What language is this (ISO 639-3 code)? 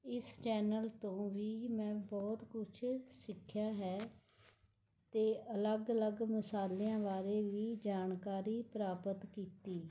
pan